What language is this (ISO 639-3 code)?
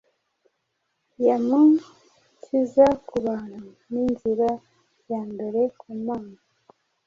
kin